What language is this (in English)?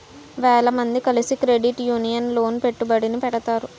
Telugu